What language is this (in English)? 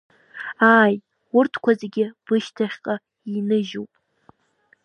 Abkhazian